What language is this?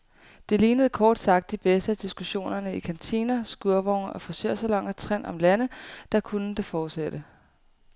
Danish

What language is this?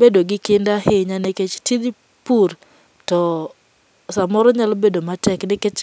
Luo (Kenya and Tanzania)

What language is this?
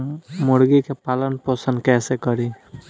Bhojpuri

